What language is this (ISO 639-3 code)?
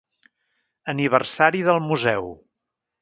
cat